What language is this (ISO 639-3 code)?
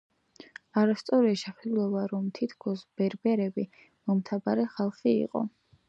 kat